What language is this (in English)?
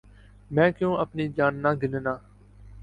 Urdu